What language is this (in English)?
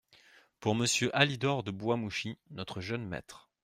French